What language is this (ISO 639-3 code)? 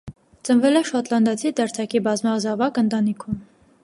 hye